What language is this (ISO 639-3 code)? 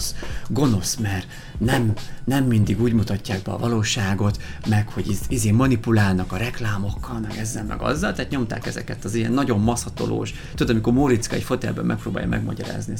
hun